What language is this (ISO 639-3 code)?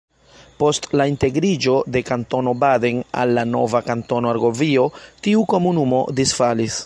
epo